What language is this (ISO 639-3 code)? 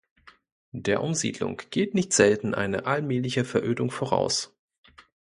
deu